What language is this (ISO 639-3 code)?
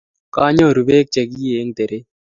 kln